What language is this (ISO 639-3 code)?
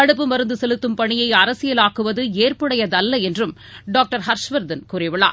tam